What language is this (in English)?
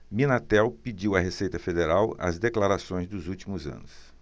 Portuguese